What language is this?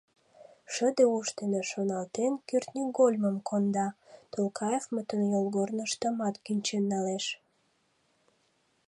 Mari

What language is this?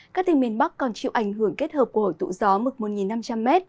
Vietnamese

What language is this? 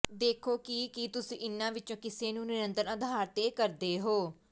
Punjabi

